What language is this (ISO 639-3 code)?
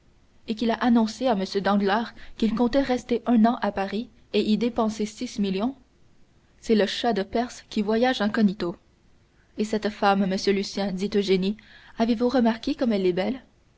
fra